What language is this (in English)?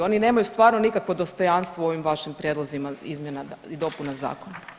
Croatian